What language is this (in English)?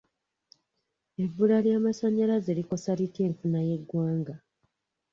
Ganda